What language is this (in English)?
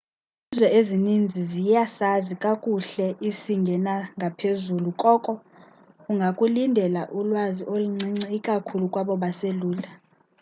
Xhosa